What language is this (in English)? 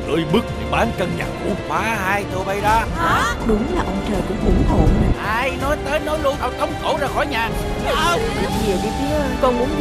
Vietnamese